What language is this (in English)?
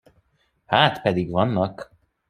Hungarian